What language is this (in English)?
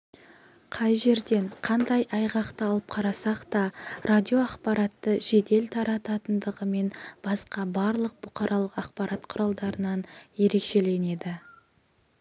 Kazakh